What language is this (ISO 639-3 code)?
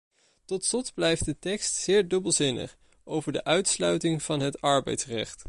nld